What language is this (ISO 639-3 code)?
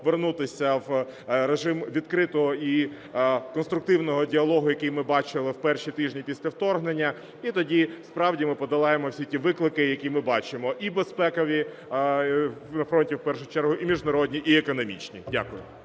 ukr